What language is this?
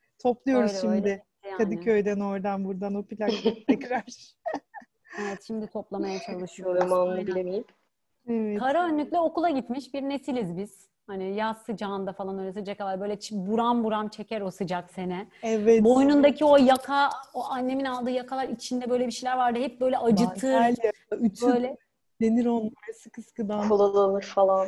Turkish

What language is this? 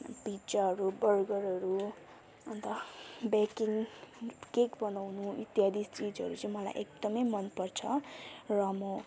Nepali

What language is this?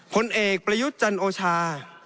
Thai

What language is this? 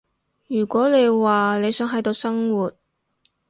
Cantonese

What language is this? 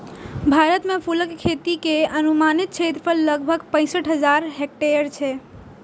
Maithili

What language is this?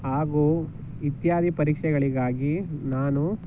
Kannada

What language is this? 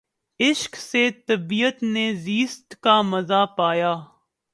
Urdu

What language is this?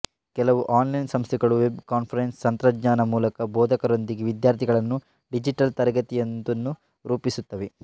Kannada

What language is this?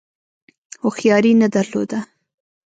Pashto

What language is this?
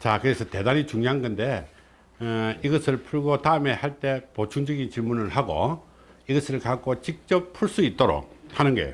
Korean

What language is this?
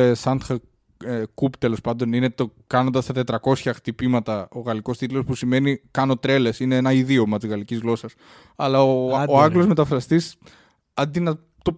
Greek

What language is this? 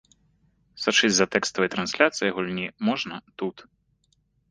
Belarusian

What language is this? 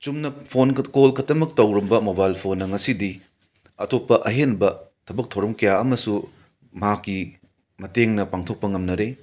Manipuri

